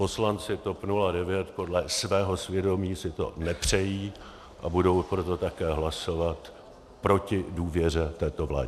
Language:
Czech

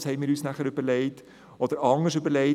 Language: Swiss German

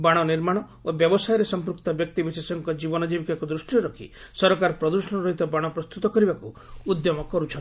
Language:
Odia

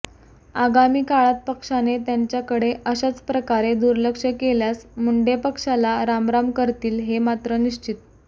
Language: Marathi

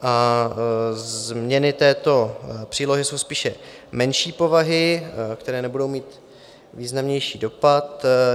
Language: Czech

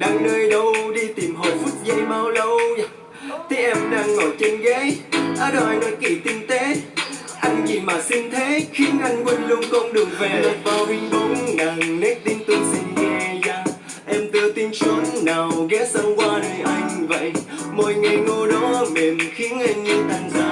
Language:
Vietnamese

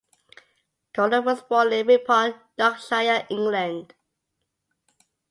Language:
English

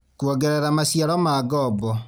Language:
Kikuyu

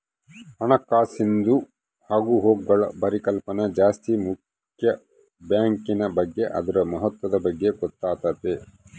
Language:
Kannada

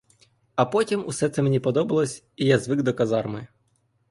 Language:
Ukrainian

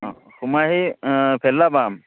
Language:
Assamese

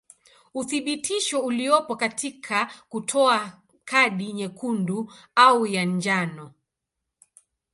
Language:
Swahili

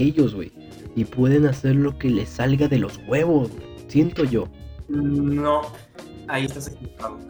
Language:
Spanish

